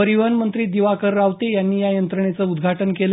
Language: Marathi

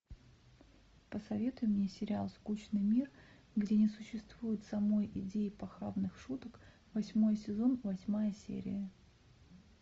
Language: Russian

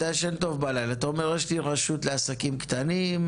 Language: Hebrew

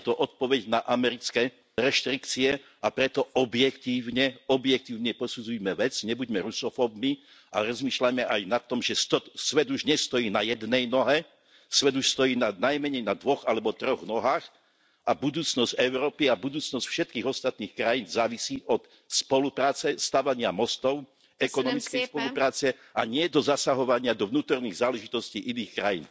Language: Slovak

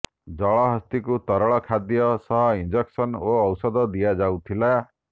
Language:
Odia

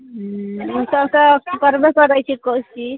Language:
Maithili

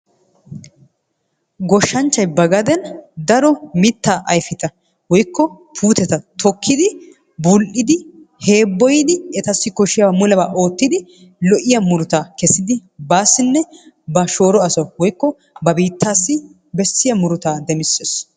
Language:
Wolaytta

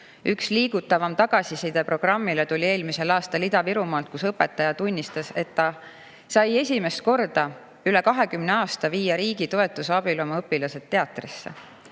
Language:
Estonian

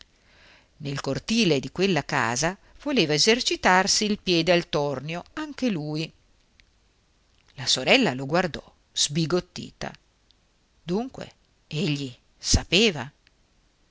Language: Italian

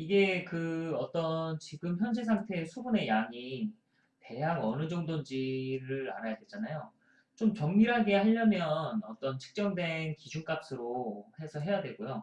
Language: Korean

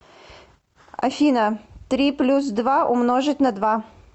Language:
Russian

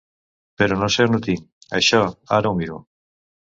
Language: Catalan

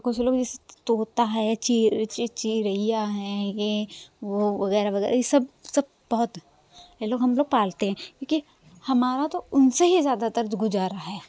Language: Hindi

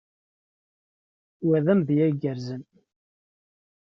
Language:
Kabyle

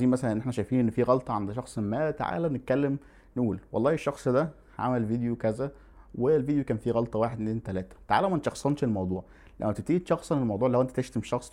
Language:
Arabic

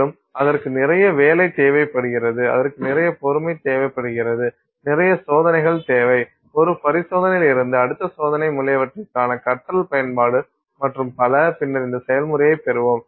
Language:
Tamil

